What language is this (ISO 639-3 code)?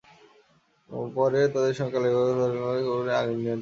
ben